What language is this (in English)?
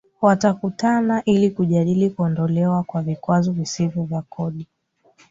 Swahili